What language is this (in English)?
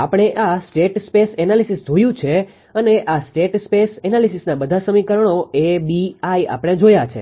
Gujarati